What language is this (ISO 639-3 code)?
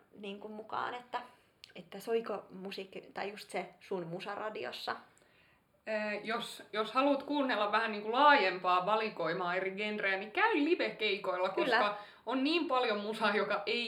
fin